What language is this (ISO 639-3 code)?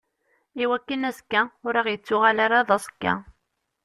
kab